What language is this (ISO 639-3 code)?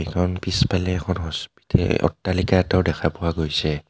asm